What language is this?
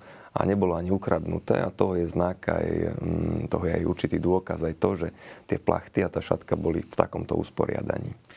Slovak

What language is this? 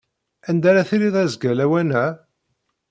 Kabyle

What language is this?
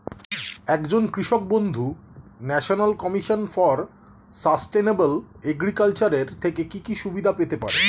Bangla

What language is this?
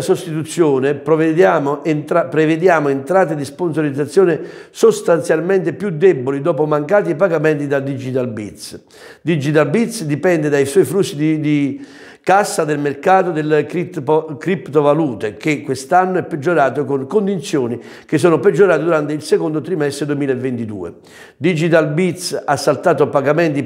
Italian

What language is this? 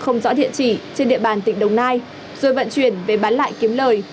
Vietnamese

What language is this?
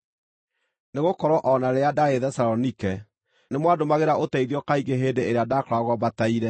Kikuyu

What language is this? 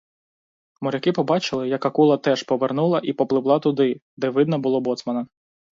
Ukrainian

